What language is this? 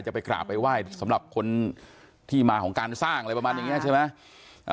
Thai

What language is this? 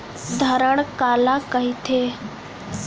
Chhattisgarhi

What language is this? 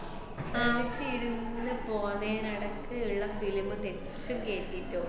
Malayalam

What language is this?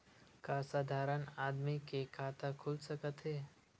Chhattisgarhi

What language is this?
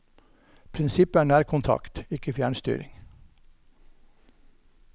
Norwegian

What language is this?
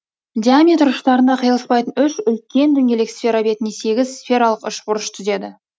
Kazakh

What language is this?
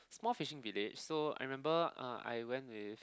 English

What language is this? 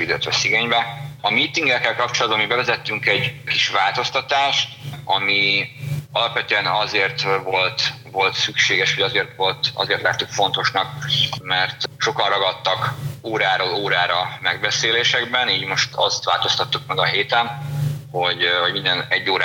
Hungarian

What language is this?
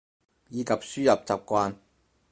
Cantonese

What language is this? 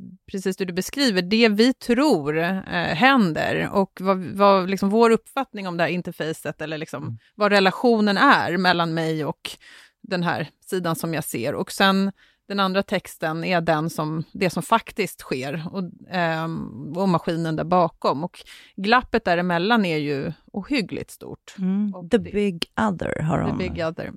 Swedish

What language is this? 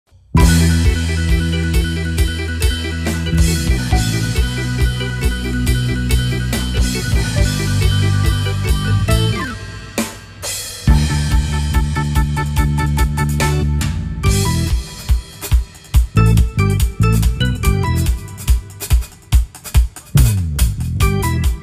Romanian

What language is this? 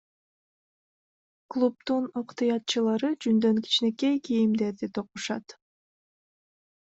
Kyrgyz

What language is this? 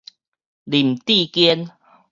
Min Nan Chinese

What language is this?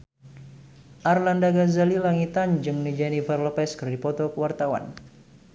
Sundanese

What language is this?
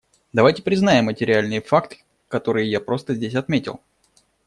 Russian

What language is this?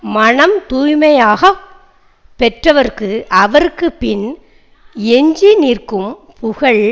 Tamil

